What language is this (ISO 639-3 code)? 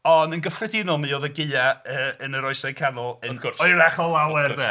cym